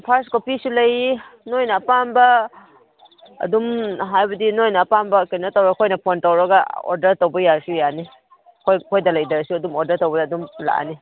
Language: Manipuri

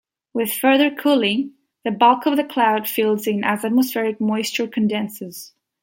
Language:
English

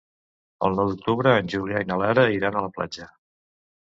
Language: Catalan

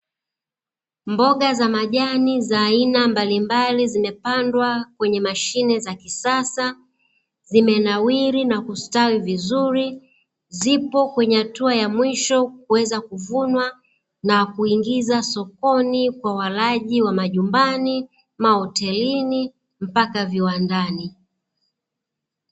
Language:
Swahili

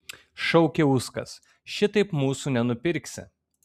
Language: Lithuanian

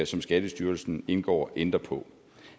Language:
Danish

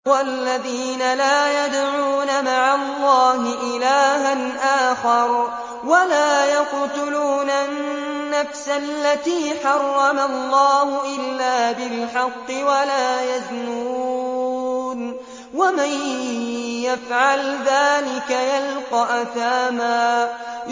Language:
Arabic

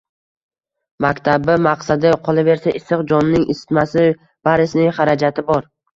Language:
Uzbek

